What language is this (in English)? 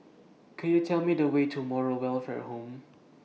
English